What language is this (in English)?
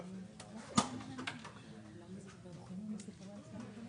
Hebrew